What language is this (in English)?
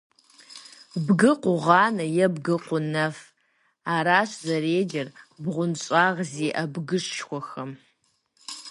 Kabardian